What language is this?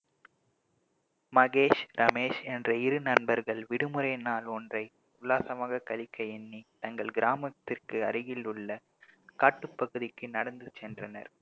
Tamil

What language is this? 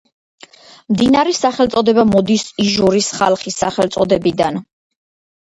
Georgian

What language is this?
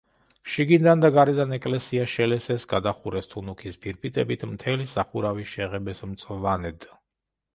Georgian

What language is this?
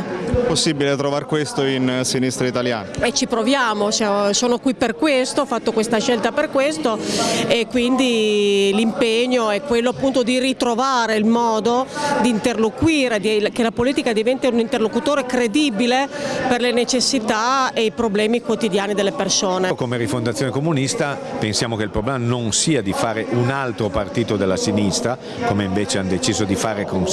Italian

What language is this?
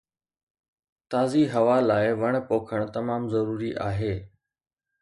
Sindhi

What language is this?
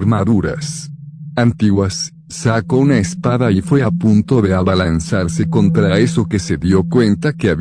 Spanish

